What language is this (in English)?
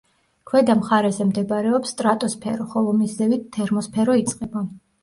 Georgian